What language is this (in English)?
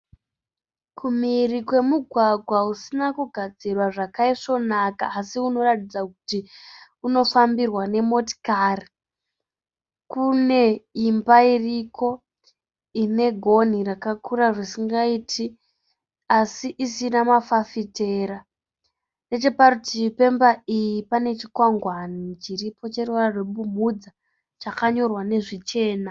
Shona